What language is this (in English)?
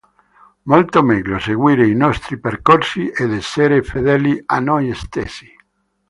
Italian